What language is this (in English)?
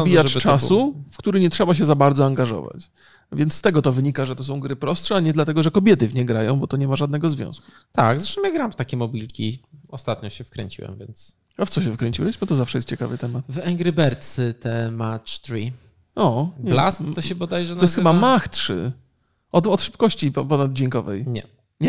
Polish